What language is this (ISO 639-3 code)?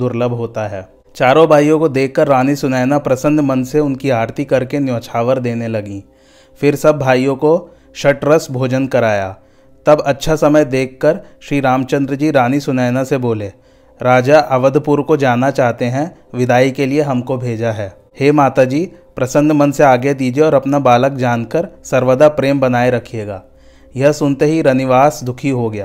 hin